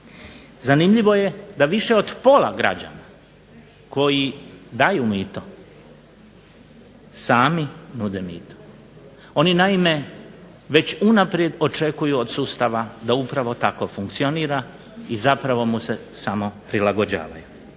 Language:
Croatian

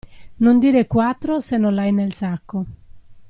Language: Italian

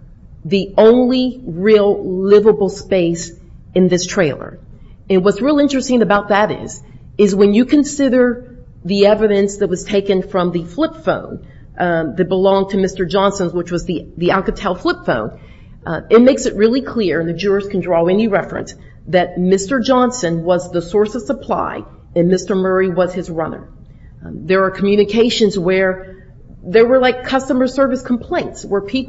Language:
English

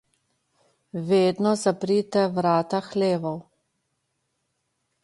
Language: Slovenian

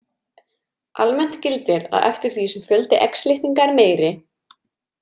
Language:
Icelandic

